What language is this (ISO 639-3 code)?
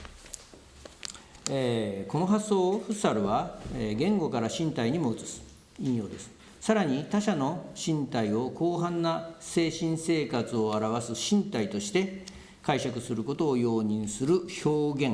jpn